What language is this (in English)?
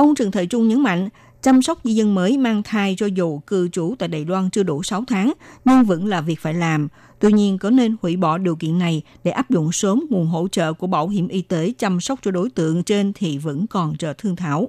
Vietnamese